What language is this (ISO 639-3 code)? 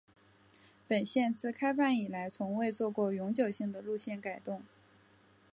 zho